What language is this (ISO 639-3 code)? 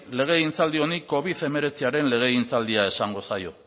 eus